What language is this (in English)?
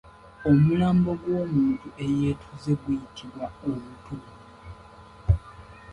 Ganda